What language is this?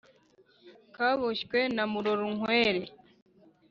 Kinyarwanda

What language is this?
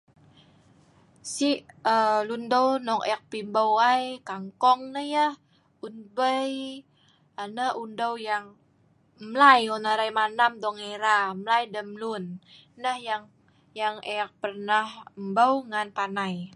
Sa'ban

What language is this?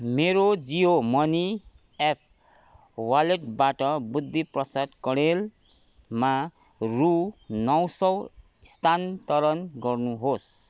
Nepali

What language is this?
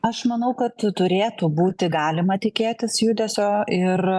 Lithuanian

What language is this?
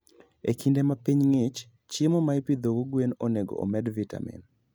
Luo (Kenya and Tanzania)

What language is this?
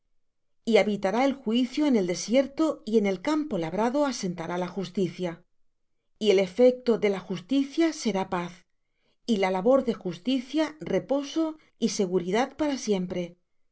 Spanish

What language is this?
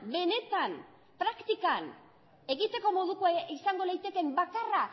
Basque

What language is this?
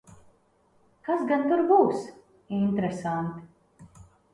Latvian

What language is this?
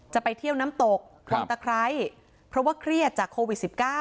Thai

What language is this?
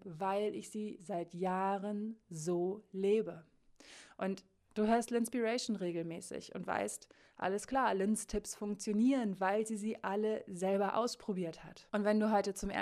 German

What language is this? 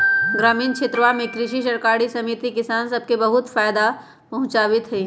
Magahi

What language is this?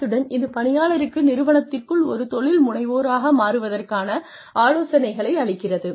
Tamil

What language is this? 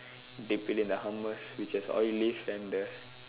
English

